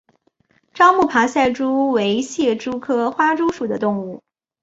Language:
Chinese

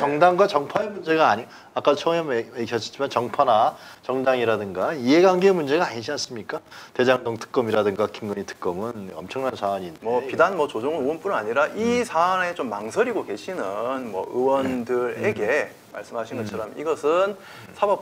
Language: Korean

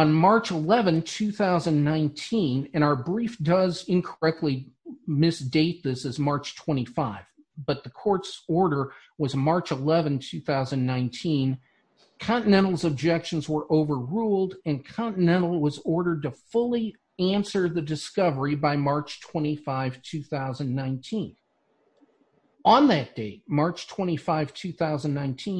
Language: English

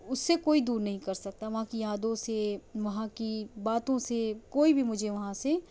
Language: Urdu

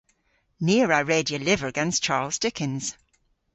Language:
Cornish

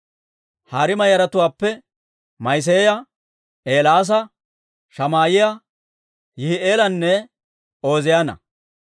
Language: Dawro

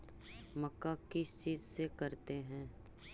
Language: Magahi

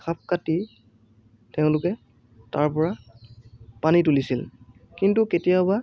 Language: Assamese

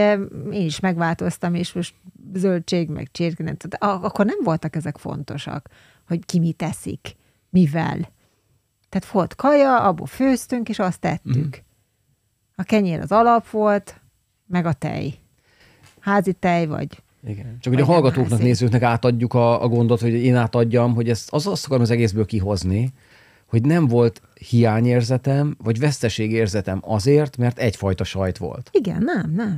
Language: Hungarian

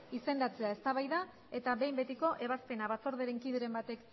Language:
Basque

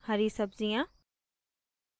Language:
Hindi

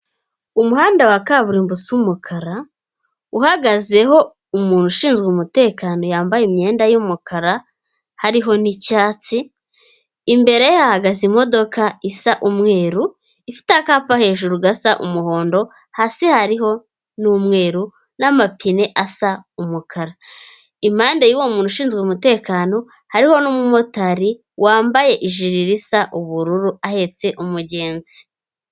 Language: Kinyarwanda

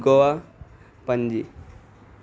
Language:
Urdu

